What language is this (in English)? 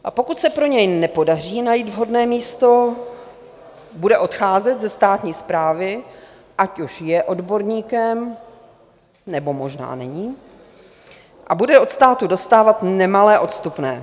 Czech